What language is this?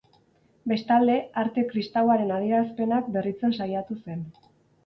Basque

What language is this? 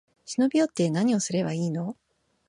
Japanese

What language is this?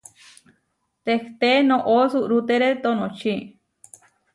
Huarijio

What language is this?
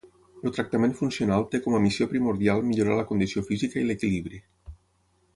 Catalan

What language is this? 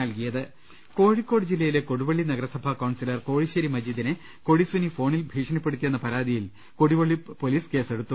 Malayalam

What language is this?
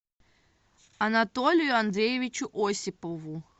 Russian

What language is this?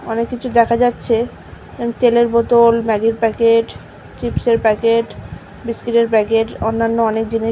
Bangla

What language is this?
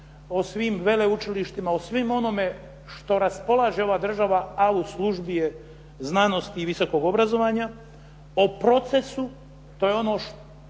Croatian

